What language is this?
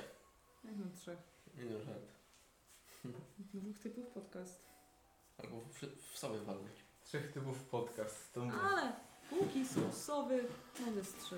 Polish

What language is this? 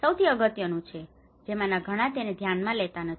Gujarati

